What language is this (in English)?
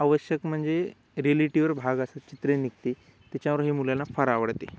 Marathi